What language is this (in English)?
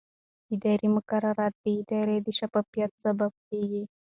Pashto